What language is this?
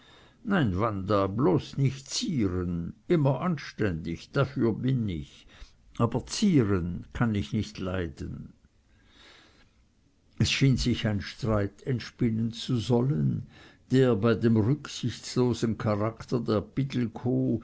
German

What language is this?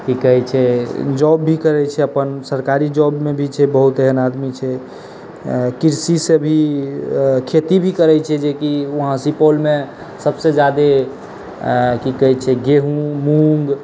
Maithili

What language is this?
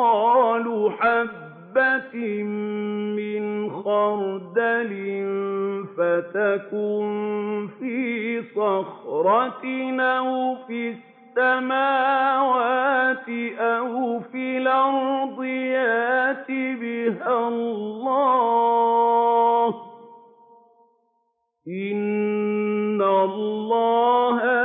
Arabic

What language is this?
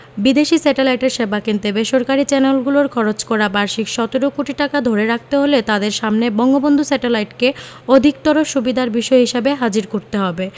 Bangla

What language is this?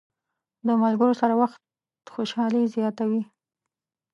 Pashto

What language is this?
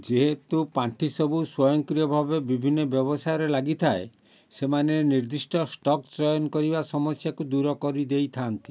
Odia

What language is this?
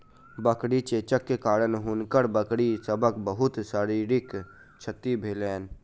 Maithili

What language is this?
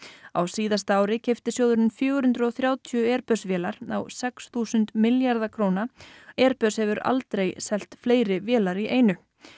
Icelandic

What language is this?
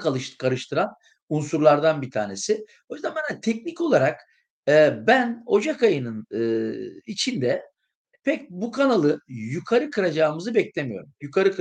Turkish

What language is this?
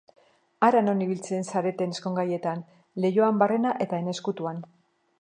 Basque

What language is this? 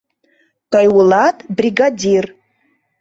Mari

